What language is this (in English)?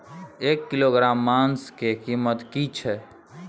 Maithili